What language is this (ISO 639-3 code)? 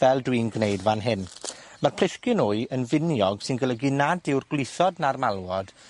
cym